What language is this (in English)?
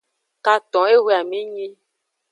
Aja (Benin)